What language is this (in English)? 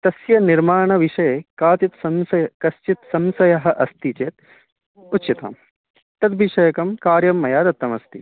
Sanskrit